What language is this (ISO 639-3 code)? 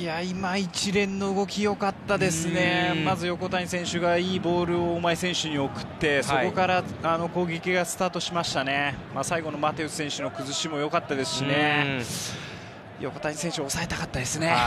jpn